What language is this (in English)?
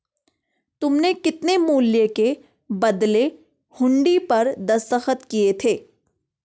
Hindi